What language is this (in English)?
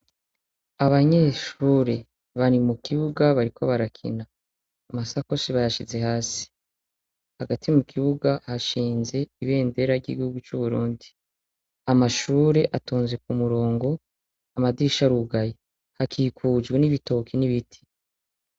Rundi